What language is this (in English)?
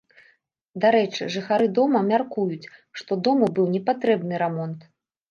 Belarusian